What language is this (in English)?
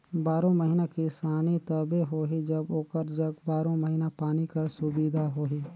Chhattisgarhi